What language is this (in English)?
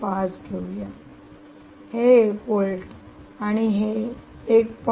Marathi